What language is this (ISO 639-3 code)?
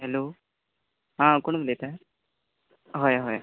kok